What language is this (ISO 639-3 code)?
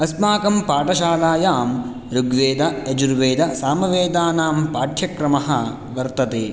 san